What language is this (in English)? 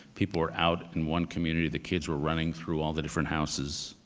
English